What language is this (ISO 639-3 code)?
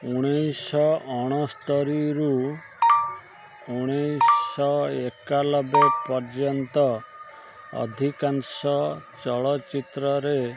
ori